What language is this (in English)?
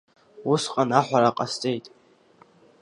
Abkhazian